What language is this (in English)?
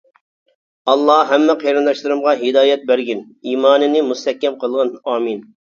Uyghur